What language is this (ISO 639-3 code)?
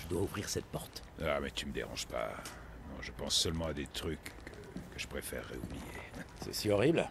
fra